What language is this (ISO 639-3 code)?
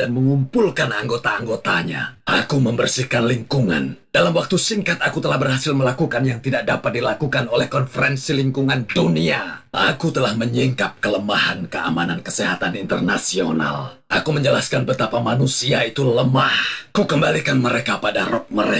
ind